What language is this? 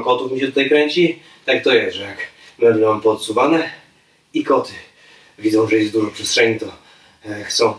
Polish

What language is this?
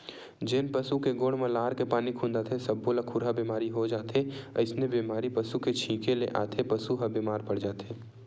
Chhattisgarhi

